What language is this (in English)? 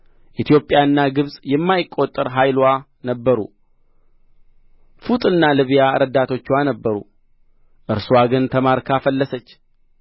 Amharic